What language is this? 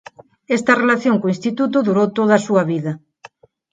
Galician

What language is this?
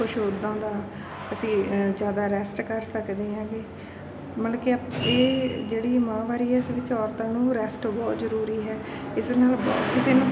Punjabi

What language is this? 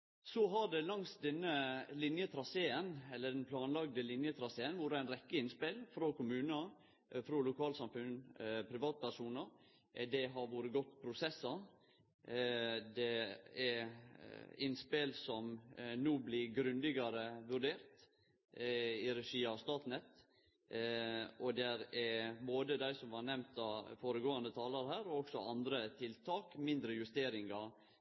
Norwegian Nynorsk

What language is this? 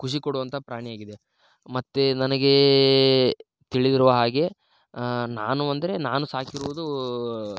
Kannada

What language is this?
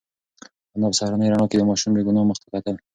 Pashto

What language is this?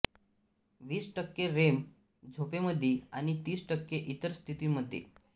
Marathi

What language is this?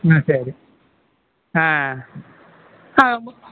Tamil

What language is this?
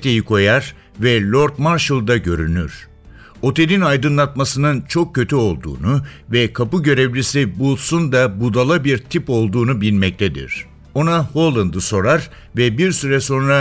Turkish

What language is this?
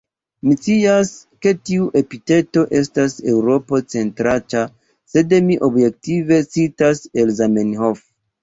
Esperanto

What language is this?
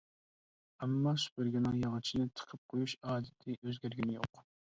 Uyghur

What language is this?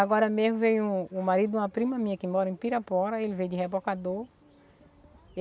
Portuguese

